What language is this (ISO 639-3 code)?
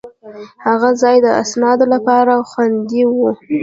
pus